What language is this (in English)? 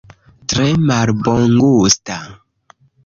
Esperanto